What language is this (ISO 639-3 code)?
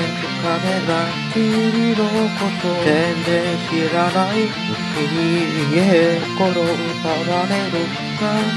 kor